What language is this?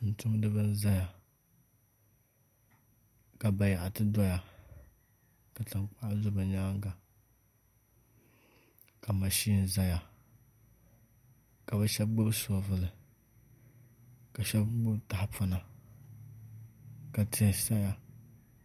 Dagbani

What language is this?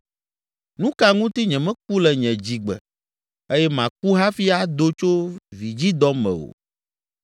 Ewe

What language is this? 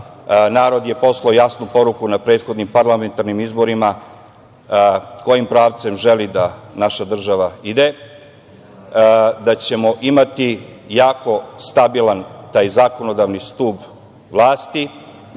Serbian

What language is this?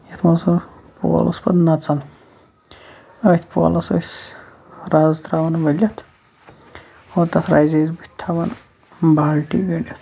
Kashmiri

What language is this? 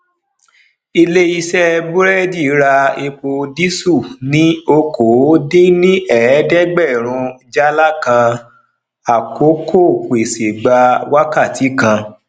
Yoruba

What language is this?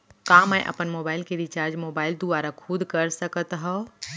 Chhattisgarhi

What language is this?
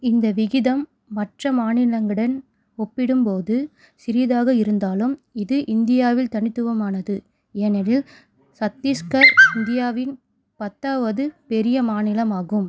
Tamil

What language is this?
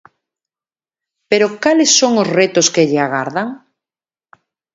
Galician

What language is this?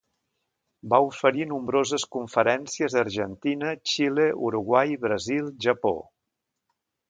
Catalan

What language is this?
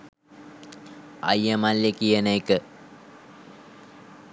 Sinhala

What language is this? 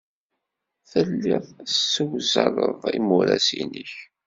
Kabyle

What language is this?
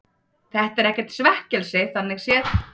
Icelandic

